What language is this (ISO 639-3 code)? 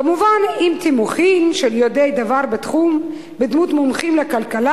heb